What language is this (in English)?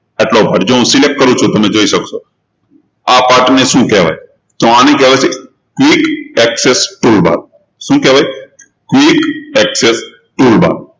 Gujarati